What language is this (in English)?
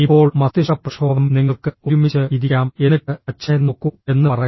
Malayalam